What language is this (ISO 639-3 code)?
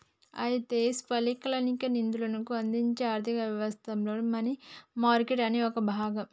tel